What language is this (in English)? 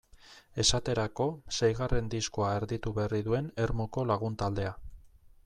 Basque